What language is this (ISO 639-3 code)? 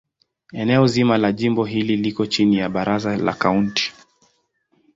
swa